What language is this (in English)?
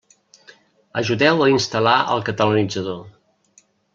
Catalan